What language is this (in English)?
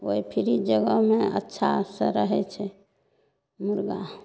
Maithili